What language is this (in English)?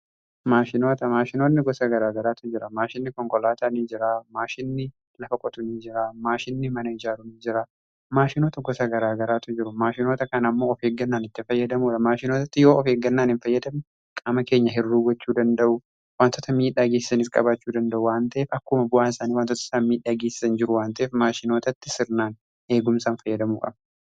Oromo